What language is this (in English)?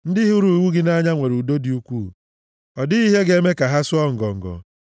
Igbo